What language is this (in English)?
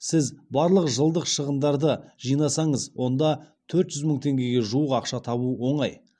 Kazakh